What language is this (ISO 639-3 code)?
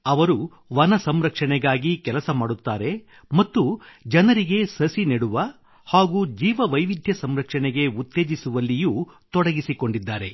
kan